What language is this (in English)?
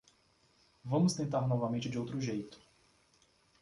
Portuguese